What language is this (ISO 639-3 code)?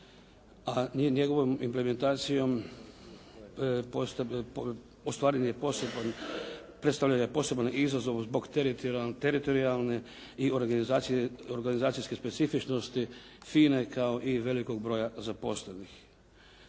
hrv